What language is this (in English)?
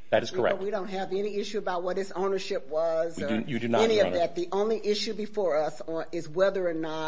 English